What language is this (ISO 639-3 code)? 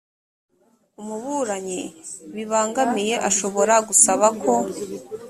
kin